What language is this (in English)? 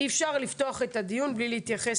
Hebrew